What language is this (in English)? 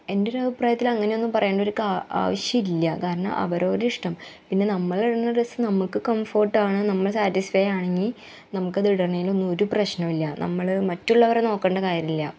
Malayalam